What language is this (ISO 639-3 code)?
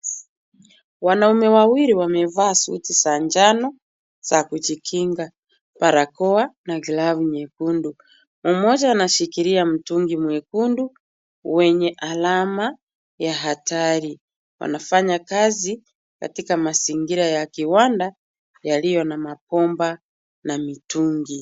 swa